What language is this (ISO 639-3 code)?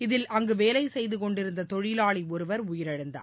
tam